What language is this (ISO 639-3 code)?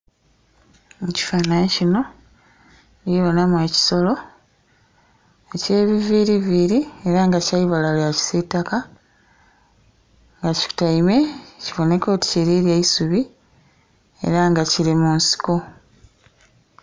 xog